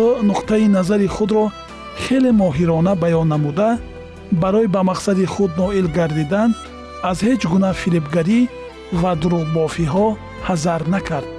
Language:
Persian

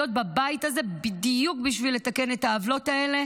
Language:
Hebrew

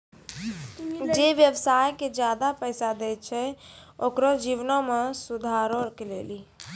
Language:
Maithili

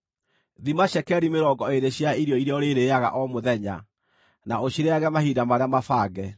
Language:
Kikuyu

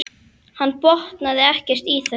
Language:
Icelandic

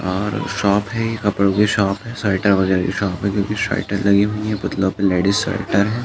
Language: Hindi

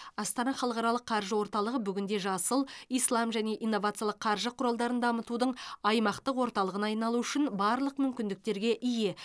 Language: Kazakh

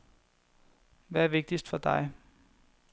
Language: Danish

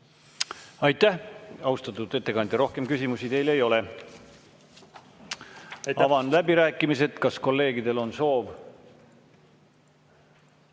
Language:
Estonian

